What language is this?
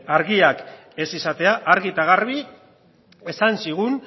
Basque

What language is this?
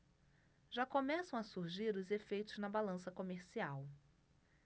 Portuguese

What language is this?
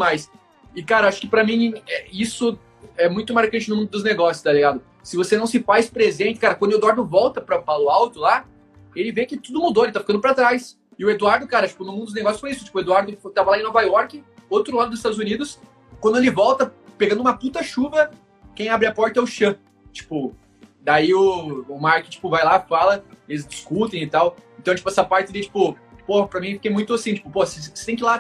Portuguese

